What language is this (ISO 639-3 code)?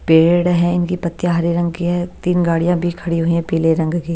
hin